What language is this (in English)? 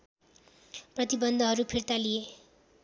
Nepali